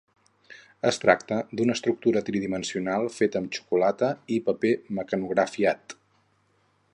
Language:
Catalan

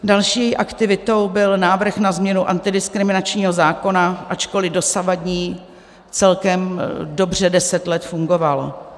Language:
Czech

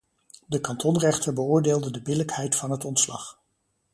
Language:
Dutch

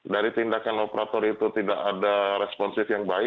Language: Indonesian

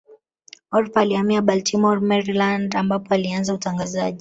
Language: Swahili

